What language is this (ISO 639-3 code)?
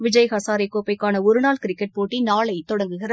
tam